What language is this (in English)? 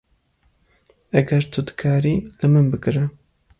Kurdish